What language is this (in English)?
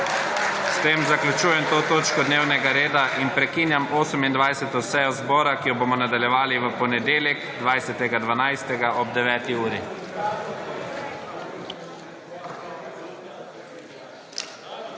Slovenian